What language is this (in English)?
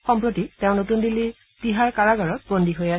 Assamese